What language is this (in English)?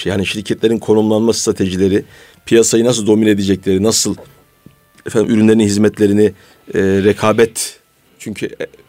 Turkish